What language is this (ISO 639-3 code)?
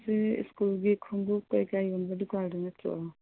mni